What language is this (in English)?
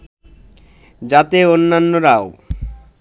Bangla